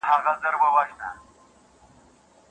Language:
Pashto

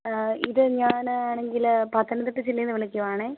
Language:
Malayalam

